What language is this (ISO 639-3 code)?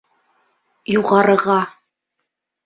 bak